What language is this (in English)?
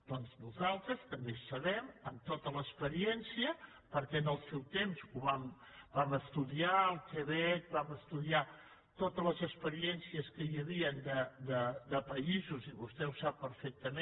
Catalan